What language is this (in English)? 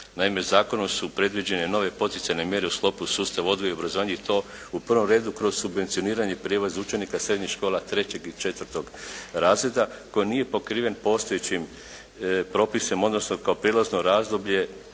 Croatian